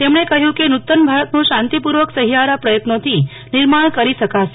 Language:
Gujarati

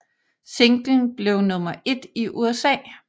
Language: Danish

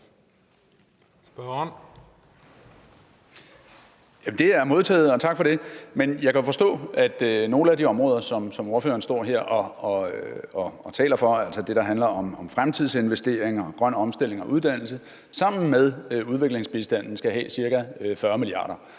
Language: Danish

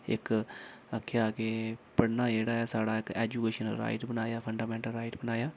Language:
Dogri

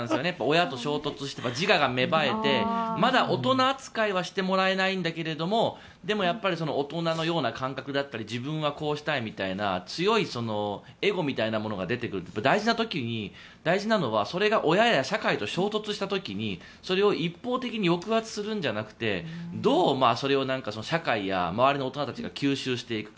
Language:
Japanese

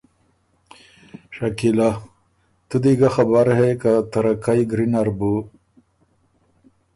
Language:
Ormuri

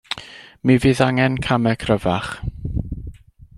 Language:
Welsh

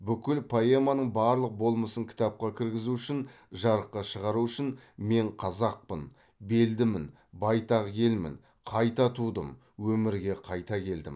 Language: Kazakh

